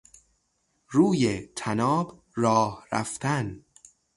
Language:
Persian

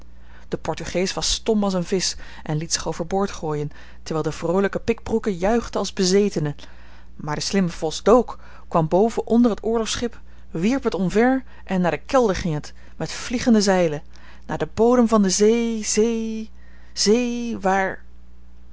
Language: Dutch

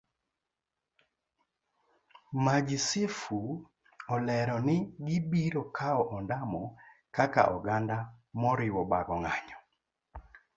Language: Luo (Kenya and Tanzania)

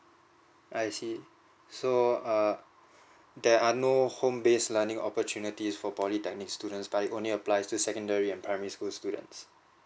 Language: English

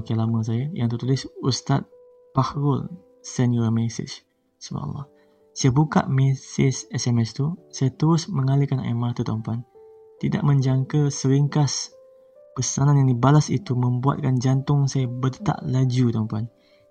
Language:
Malay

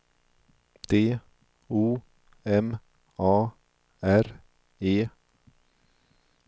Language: Swedish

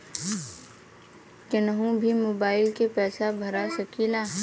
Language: Bhojpuri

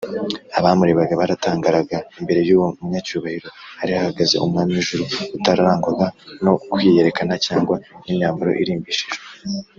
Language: Kinyarwanda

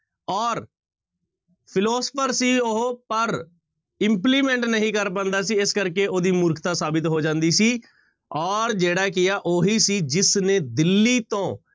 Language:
Punjabi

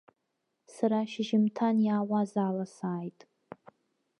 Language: Abkhazian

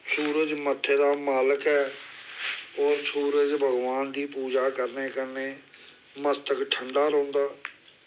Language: Dogri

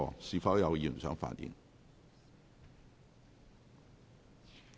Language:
Cantonese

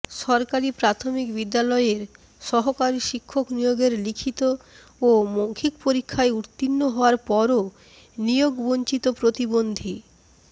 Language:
Bangla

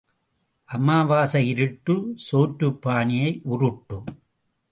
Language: Tamil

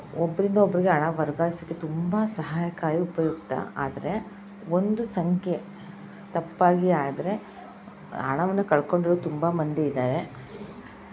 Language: Kannada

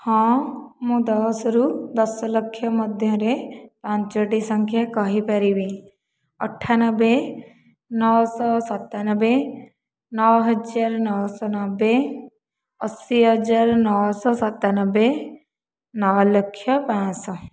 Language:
Odia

